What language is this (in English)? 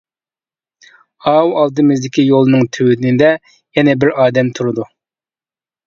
Uyghur